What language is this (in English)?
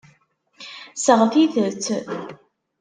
Kabyle